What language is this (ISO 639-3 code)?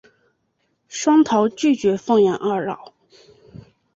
zho